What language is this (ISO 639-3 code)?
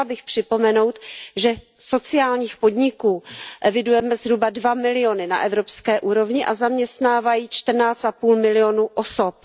ces